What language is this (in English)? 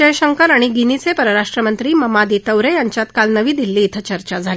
Marathi